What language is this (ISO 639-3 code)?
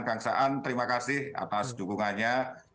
ind